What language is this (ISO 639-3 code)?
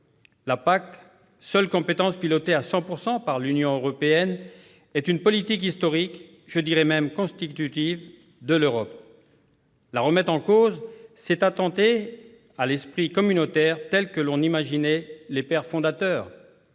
fra